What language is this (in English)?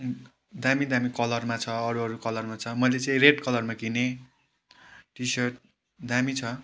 Nepali